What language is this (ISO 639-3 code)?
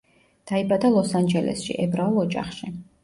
kat